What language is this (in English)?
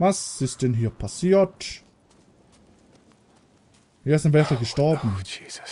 German